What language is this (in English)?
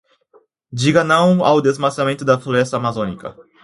Portuguese